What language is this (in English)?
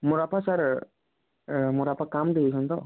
Odia